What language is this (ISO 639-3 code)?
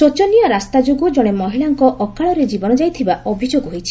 ori